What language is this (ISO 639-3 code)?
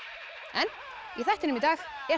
isl